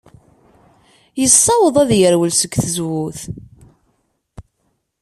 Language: Kabyle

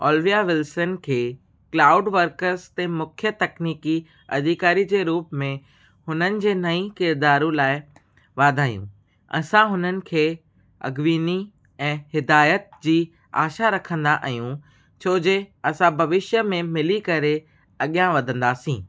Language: Sindhi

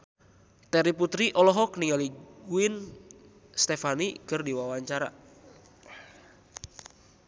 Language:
Sundanese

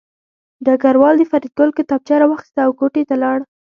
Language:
Pashto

